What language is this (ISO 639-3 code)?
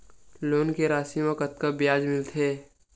hne